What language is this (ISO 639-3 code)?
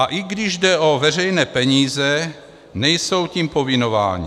ces